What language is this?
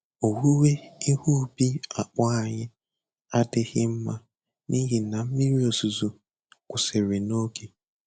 Igbo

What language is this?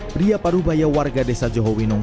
Indonesian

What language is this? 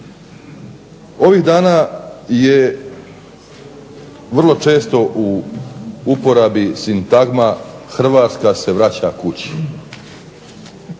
Croatian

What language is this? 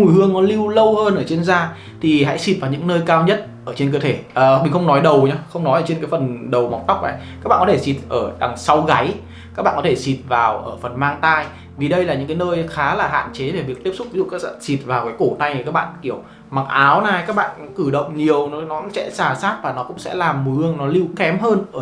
Vietnamese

